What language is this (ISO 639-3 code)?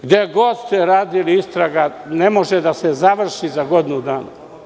srp